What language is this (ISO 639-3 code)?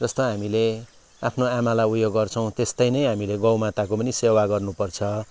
nep